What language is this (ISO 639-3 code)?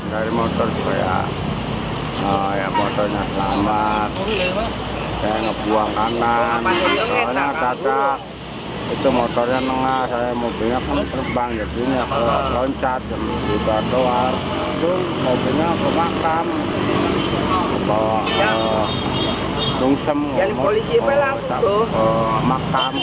ind